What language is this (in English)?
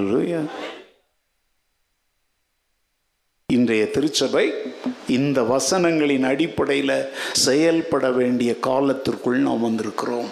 Tamil